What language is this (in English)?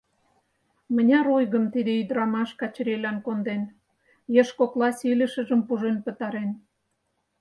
Mari